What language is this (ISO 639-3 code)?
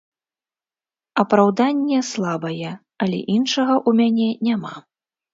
bel